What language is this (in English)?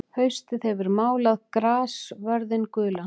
Icelandic